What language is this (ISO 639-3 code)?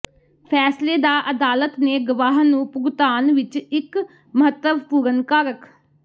pan